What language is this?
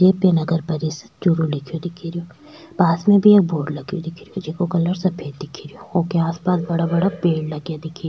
Rajasthani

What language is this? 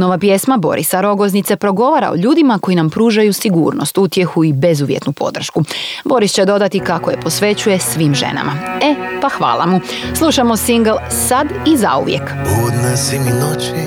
Croatian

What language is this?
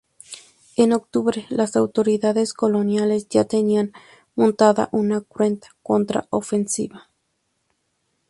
Spanish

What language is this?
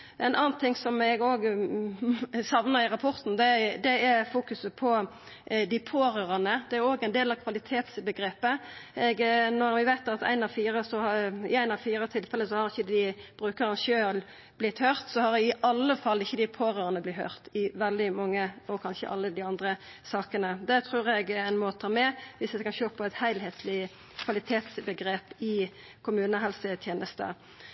Norwegian Nynorsk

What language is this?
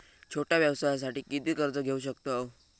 Marathi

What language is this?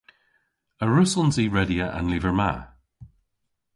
Cornish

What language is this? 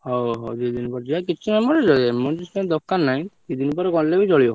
Odia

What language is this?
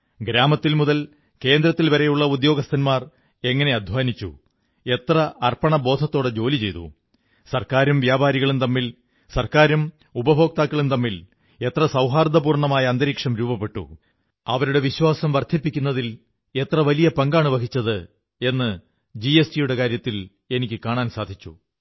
Malayalam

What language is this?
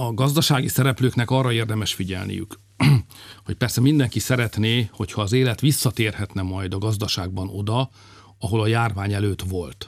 Hungarian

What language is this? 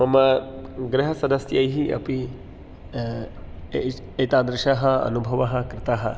Sanskrit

